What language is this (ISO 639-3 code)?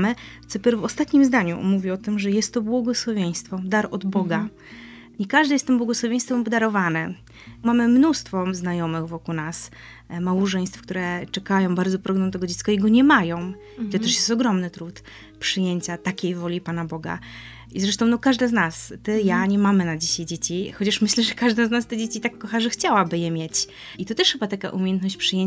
pol